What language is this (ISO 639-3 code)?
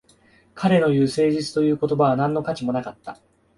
jpn